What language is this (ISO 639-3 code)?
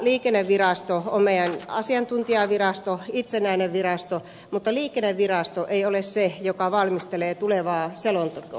fin